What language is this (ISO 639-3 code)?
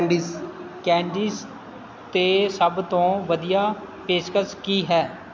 pan